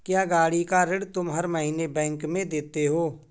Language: Hindi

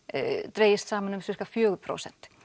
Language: Icelandic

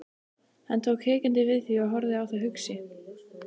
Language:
Icelandic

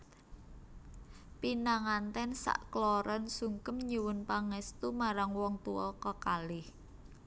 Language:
Javanese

